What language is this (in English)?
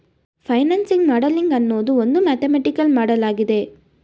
Kannada